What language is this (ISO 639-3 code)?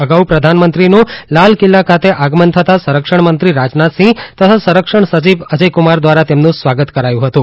guj